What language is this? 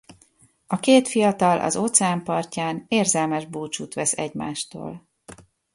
Hungarian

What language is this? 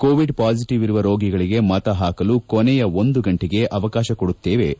Kannada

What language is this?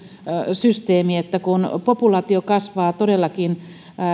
Finnish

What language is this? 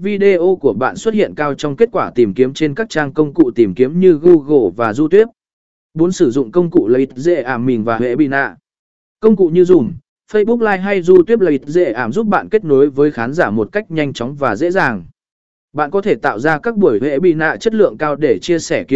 Vietnamese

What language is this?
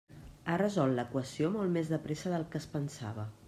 Catalan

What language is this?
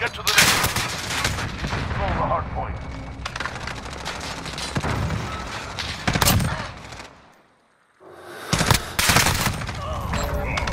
English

